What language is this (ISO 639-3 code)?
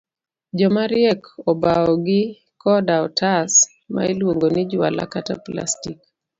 luo